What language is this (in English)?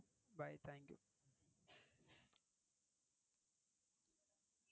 Tamil